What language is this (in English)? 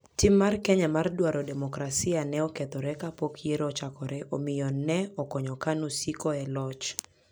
Luo (Kenya and Tanzania)